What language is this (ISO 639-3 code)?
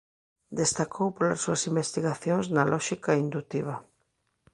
glg